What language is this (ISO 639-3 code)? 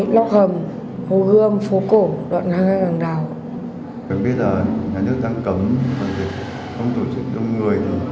vie